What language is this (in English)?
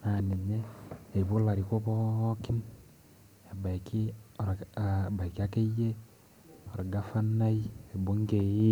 Masai